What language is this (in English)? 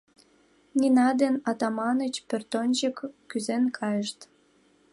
Mari